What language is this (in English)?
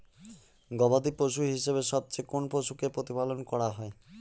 Bangla